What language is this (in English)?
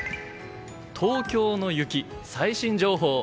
Japanese